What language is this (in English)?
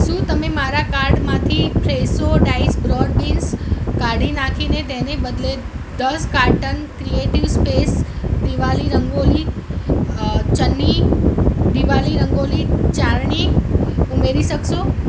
Gujarati